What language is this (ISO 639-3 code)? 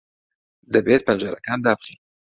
ckb